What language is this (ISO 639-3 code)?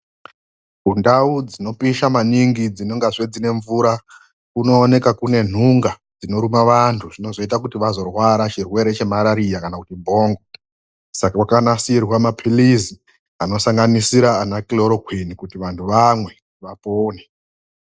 ndc